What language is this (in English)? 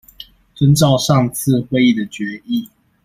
Chinese